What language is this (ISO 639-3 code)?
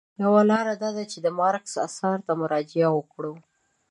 pus